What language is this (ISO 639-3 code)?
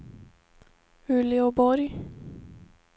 swe